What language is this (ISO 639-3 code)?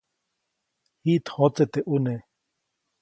zoc